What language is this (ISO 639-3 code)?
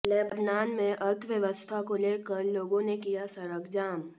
hin